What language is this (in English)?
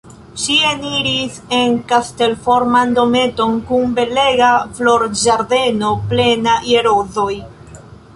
Esperanto